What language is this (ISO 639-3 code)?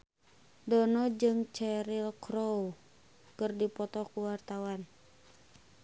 sun